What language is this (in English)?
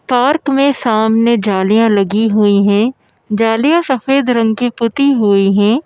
Hindi